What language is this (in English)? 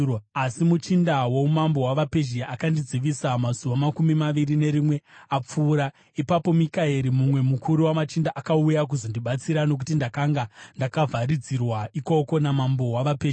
Shona